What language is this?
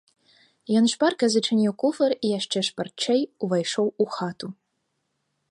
Belarusian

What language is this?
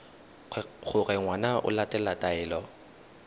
Tswana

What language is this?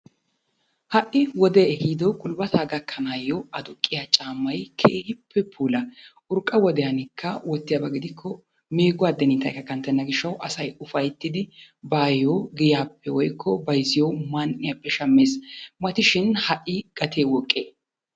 Wolaytta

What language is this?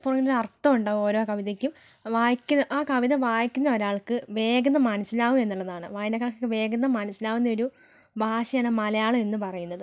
Malayalam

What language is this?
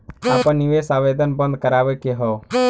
Bhojpuri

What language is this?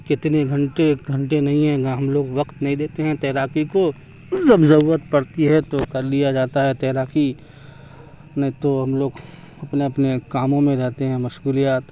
Urdu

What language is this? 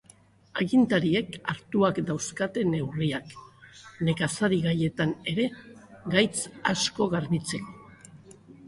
Basque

